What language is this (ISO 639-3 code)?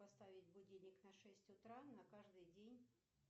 rus